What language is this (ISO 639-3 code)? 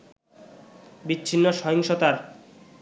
ben